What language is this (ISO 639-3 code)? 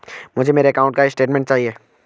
hin